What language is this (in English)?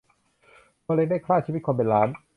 Thai